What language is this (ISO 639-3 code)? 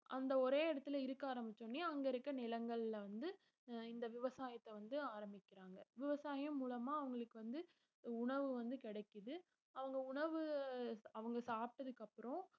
tam